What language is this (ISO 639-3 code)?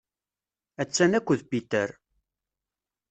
kab